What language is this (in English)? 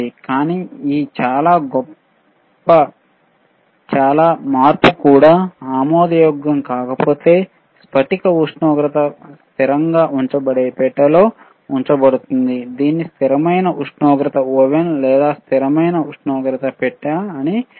Telugu